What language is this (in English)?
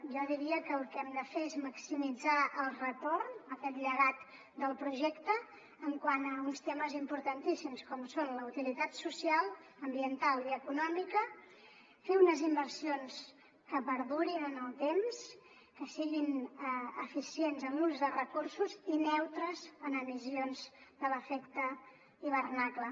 Catalan